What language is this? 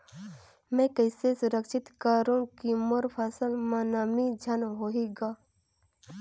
Chhattisgarhi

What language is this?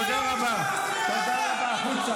Hebrew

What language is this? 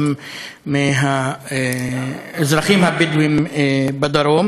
Hebrew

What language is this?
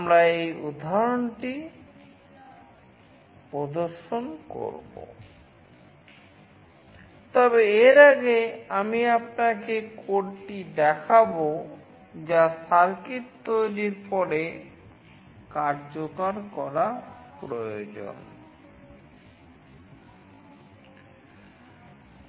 Bangla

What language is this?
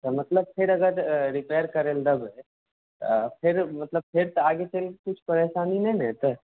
Maithili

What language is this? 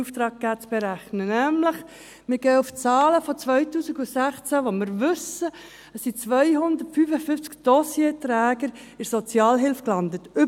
Swiss German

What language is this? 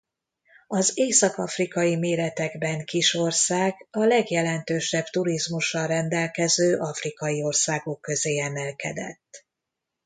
Hungarian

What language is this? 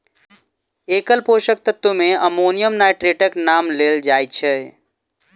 Maithili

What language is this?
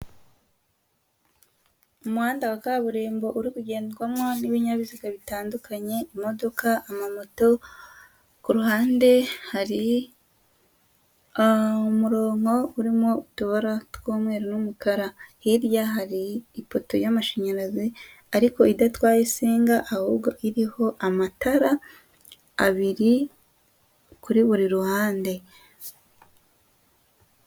Kinyarwanda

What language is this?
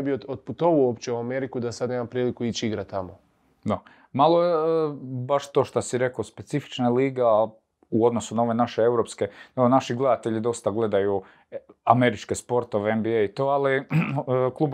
Croatian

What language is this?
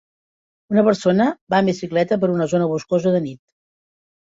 Catalan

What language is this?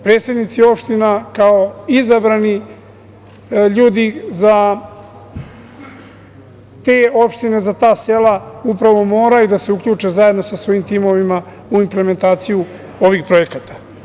Serbian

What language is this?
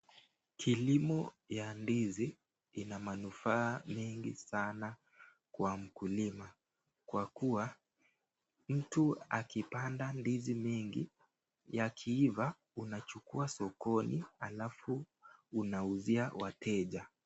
Swahili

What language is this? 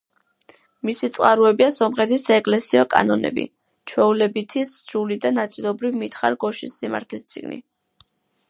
Georgian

